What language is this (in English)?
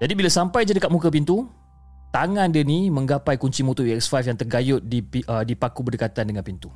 Malay